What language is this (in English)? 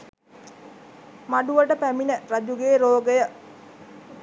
Sinhala